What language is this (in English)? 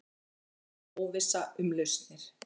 Icelandic